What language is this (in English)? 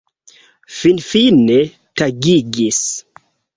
Esperanto